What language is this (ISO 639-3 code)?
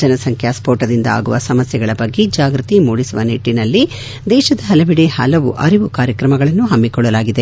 kan